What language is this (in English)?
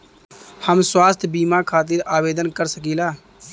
Bhojpuri